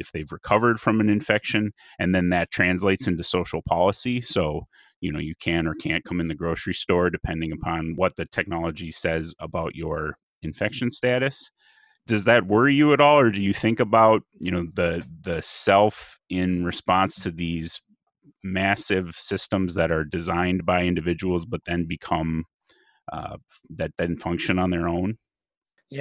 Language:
English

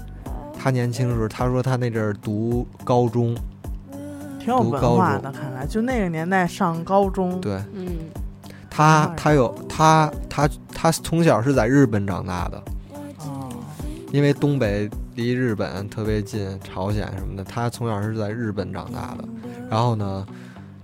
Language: Chinese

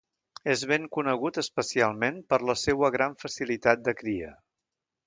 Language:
Catalan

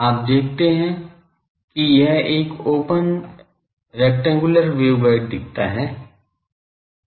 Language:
Hindi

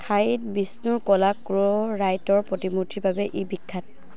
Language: Assamese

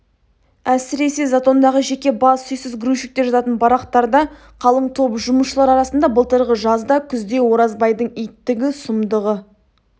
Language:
Kazakh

